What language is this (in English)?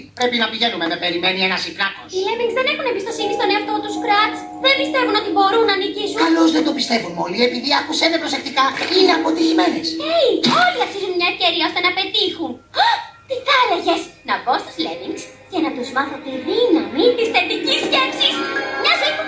Greek